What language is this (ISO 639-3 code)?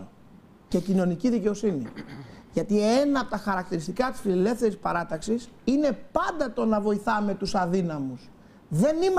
ell